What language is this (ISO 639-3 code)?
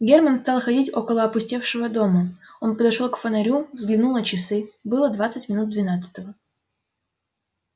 rus